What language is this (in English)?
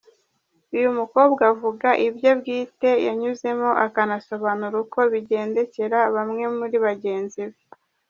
Kinyarwanda